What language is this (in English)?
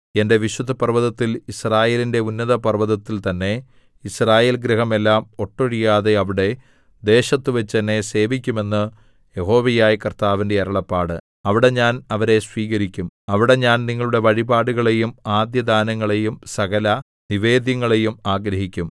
Malayalam